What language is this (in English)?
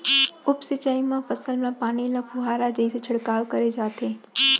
Chhattisgarhi